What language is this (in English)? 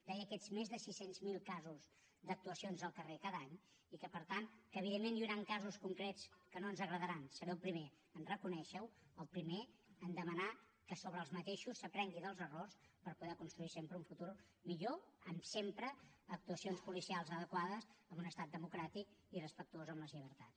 Catalan